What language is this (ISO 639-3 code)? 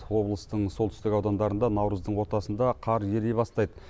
kaz